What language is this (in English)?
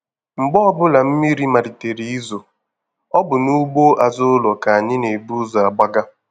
Igbo